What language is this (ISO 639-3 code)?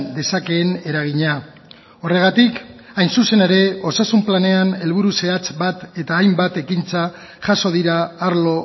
eus